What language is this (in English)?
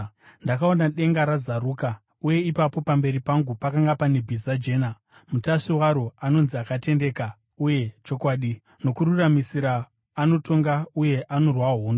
Shona